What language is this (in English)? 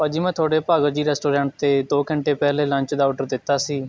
Punjabi